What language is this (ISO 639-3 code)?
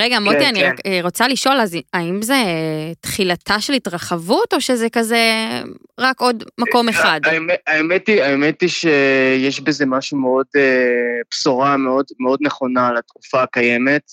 heb